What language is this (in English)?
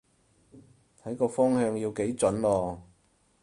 Cantonese